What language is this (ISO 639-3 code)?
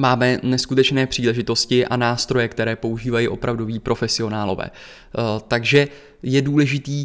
ces